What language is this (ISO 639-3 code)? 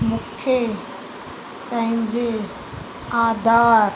snd